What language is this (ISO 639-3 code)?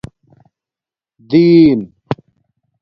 dmk